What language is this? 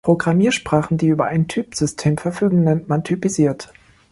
German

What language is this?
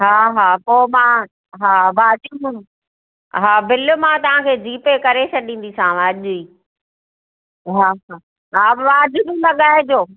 Sindhi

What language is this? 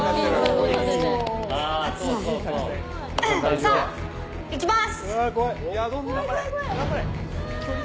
Japanese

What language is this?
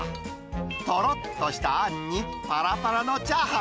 Japanese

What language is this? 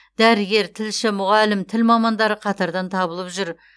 Kazakh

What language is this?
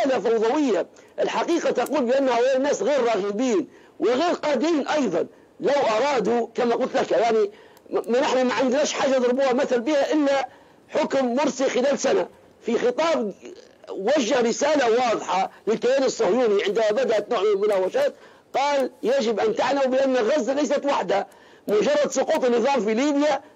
Arabic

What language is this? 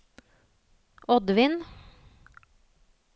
Norwegian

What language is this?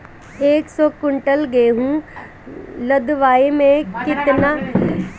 Bhojpuri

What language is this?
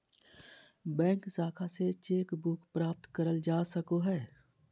Magahi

